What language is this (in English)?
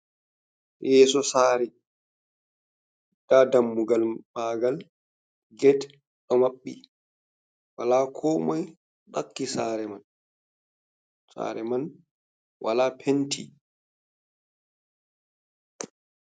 Fula